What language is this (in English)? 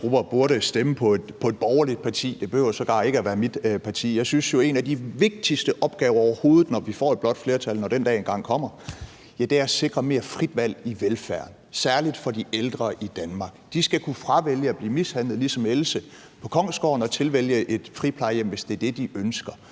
Danish